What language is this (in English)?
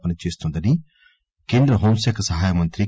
Telugu